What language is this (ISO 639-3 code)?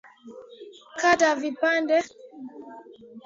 swa